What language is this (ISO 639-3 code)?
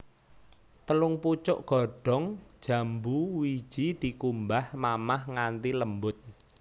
jav